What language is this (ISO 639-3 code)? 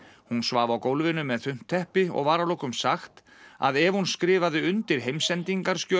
isl